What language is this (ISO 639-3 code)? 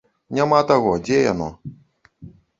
bel